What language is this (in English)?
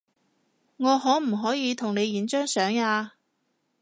Cantonese